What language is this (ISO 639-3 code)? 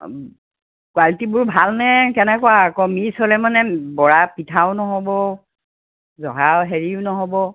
asm